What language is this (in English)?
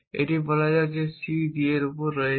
Bangla